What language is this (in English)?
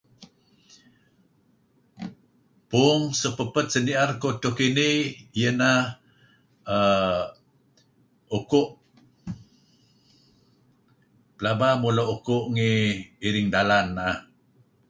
Kelabit